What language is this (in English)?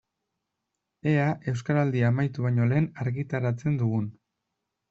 Basque